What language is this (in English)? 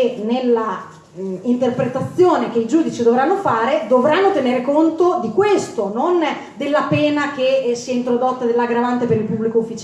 Italian